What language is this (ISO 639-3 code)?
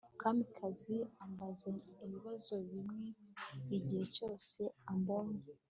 kin